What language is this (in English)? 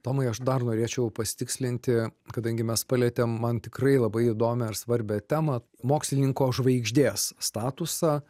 Lithuanian